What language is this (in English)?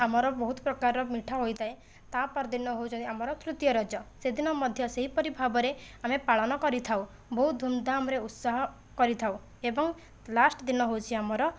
Odia